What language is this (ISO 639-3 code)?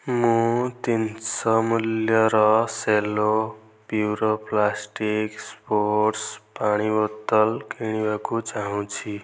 ori